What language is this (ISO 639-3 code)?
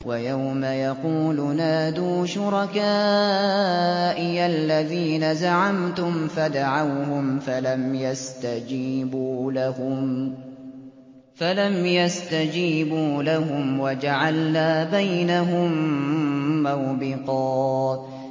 ara